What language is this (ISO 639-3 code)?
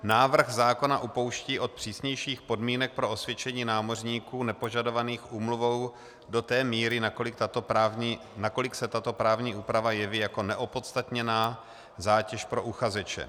ces